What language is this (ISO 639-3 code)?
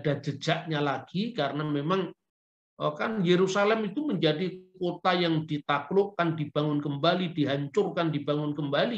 ind